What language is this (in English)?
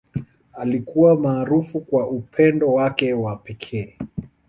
Swahili